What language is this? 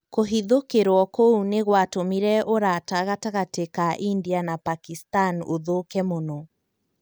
Kikuyu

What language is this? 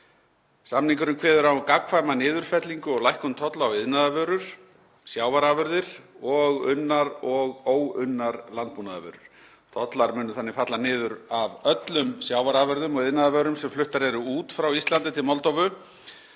Icelandic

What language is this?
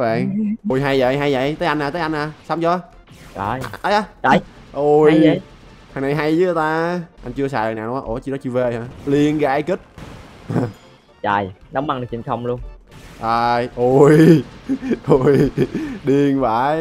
Vietnamese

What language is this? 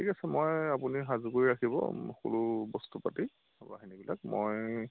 Assamese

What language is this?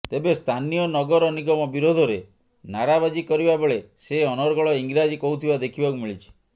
Odia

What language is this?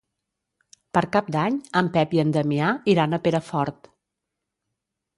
Catalan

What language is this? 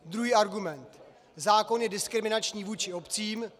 Czech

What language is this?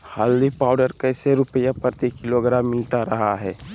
Magahi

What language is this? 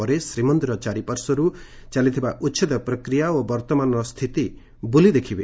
Odia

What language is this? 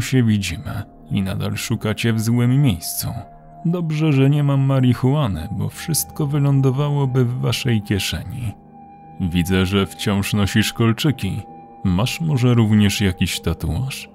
Polish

